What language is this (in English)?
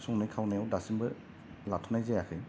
Bodo